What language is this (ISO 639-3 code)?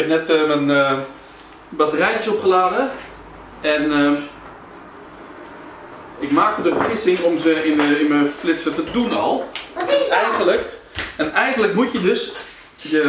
nld